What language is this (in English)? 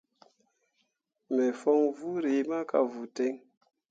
Mundang